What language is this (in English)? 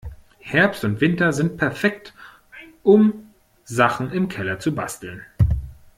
German